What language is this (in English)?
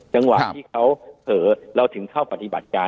Thai